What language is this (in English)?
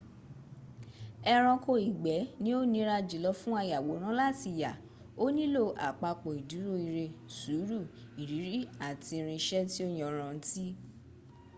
Yoruba